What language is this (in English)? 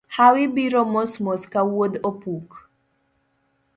Luo (Kenya and Tanzania)